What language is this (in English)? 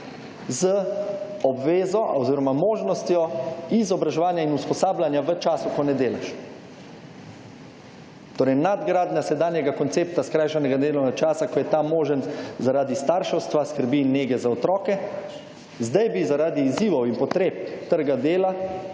Slovenian